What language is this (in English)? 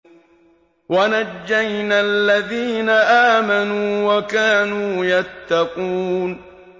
Arabic